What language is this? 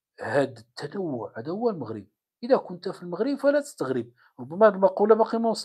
Arabic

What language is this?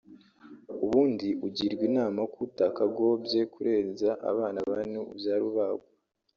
Kinyarwanda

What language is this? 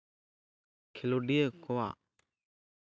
Santali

